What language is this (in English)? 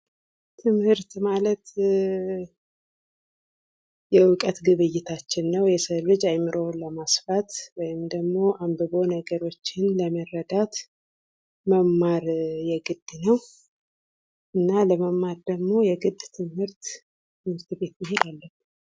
Amharic